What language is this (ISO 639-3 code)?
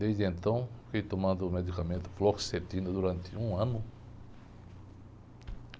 por